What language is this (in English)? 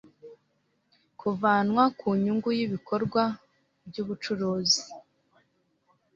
Kinyarwanda